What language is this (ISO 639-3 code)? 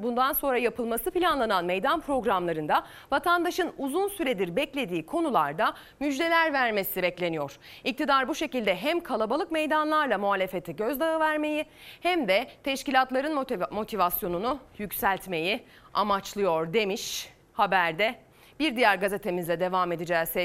tur